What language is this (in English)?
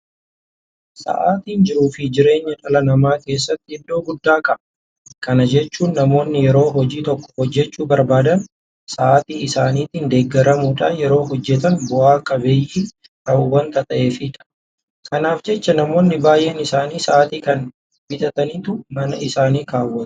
Oromo